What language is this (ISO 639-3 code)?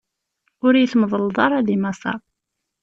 kab